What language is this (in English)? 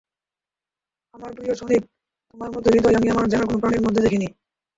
Bangla